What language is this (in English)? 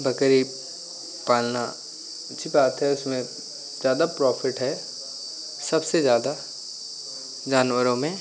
Hindi